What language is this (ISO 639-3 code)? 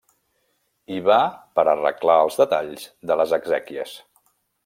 cat